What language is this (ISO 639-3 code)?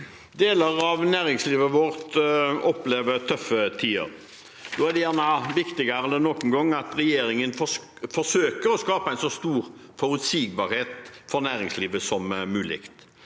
nor